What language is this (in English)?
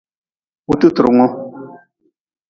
Nawdm